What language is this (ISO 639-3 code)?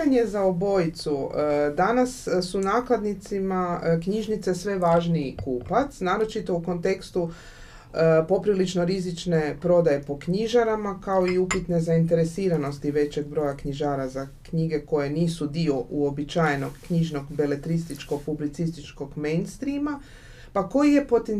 hrv